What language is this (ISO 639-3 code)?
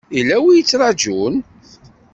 kab